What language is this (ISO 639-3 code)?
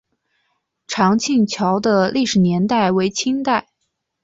zho